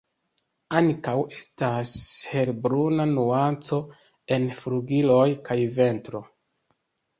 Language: Esperanto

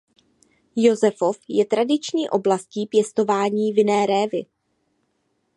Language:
Czech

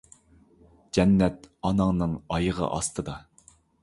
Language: Uyghur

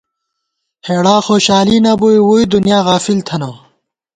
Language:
Gawar-Bati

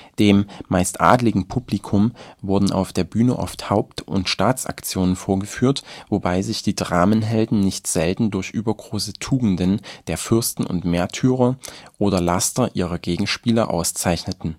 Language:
German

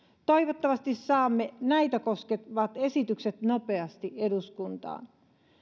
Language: Finnish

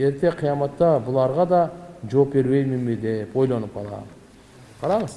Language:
Turkish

